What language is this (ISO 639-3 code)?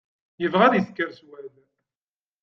kab